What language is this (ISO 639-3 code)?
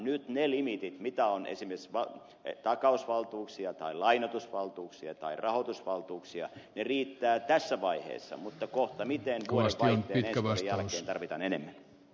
fin